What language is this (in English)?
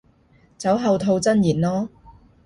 Cantonese